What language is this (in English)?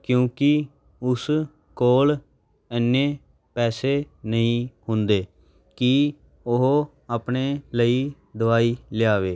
Punjabi